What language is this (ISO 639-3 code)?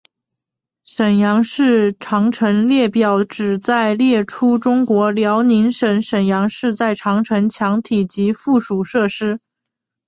zho